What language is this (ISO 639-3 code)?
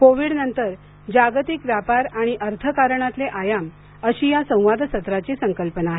mar